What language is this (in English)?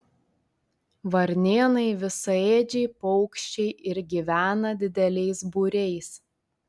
Lithuanian